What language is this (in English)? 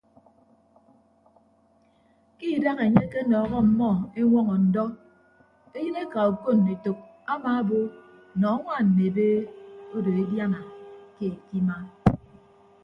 Ibibio